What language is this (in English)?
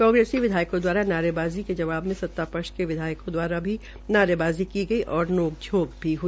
Hindi